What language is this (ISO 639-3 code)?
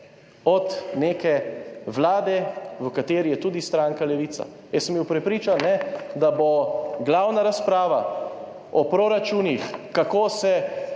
slv